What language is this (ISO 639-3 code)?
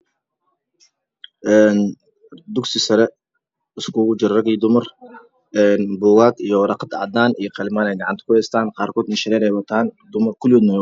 som